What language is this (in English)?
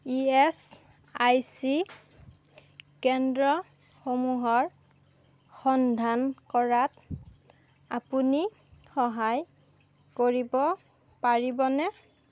Assamese